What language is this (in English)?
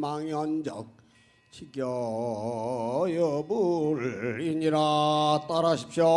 Korean